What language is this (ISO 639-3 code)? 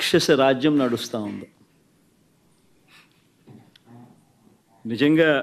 tel